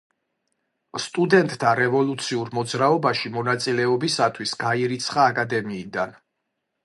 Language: Georgian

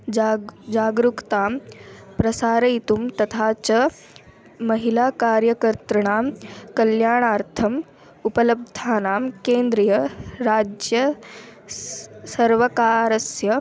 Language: Sanskrit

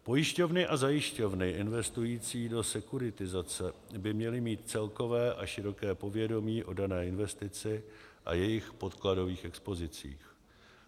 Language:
Czech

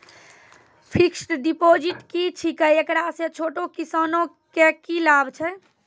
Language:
Maithili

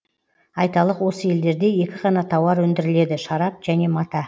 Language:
Kazakh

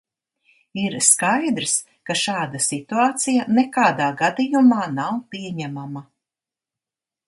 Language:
Latvian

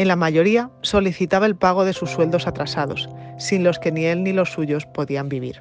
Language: Spanish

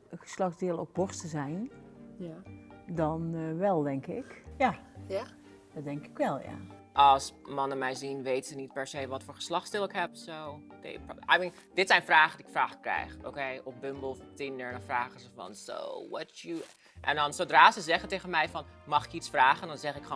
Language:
Dutch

